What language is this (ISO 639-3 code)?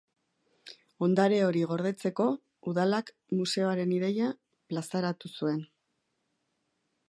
eus